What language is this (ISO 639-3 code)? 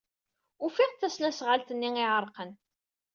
kab